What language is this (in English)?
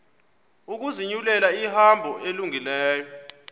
Xhosa